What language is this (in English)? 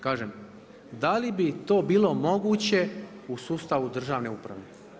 Croatian